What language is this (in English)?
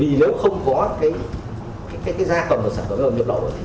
Vietnamese